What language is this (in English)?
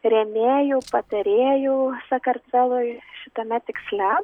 Lithuanian